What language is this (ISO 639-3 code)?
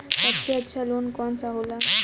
bho